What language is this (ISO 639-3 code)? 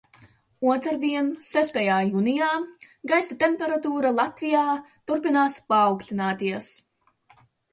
lav